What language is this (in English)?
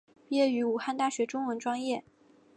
Chinese